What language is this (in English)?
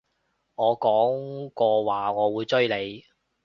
Cantonese